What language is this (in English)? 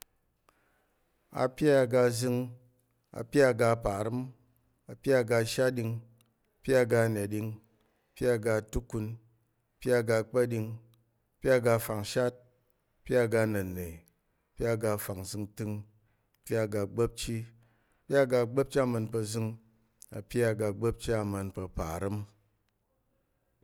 Tarok